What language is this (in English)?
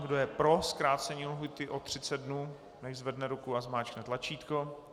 Czech